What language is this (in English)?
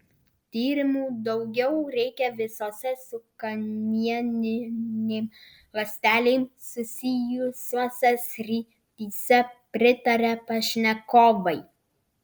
Lithuanian